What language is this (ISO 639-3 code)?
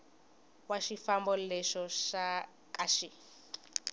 tso